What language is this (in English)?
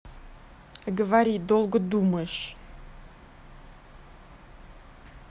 Russian